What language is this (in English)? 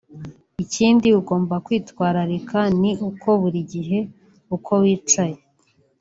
Kinyarwanda